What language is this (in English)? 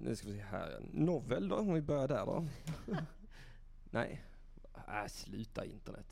Swedish